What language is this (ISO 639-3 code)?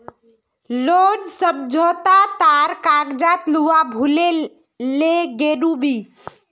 mag